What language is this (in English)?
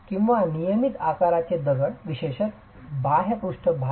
Marathi